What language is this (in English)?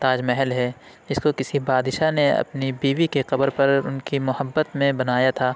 Urdu